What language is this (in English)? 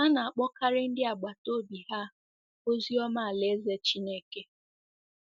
Igbo